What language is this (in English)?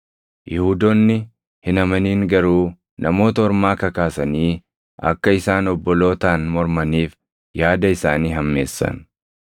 Oromo